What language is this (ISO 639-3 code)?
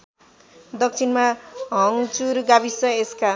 nep